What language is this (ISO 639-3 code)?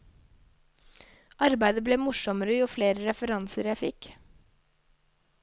nor